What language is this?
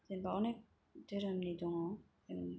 Bodo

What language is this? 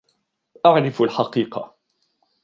Arabic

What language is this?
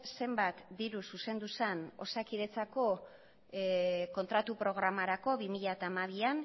Basque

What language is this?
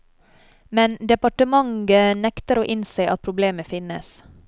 Norwegian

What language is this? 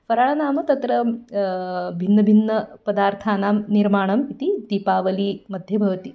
Sanskrit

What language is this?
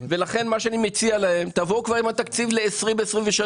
Hebrew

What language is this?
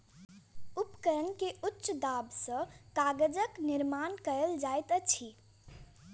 Maithili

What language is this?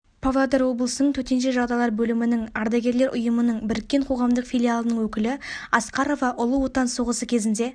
Kazakh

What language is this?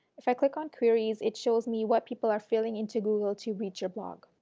English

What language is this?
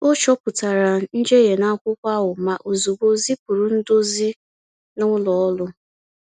Igbo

